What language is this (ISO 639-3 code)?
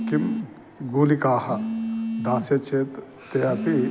san